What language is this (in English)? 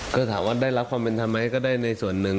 Thai